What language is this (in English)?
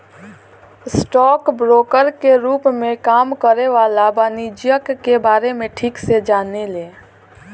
Bhojpuri